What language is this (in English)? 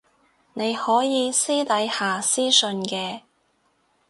Cantonese